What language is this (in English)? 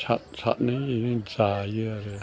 Bodo